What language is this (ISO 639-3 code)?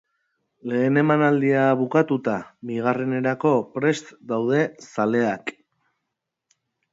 eus